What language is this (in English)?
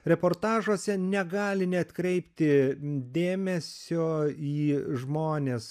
Lithuanian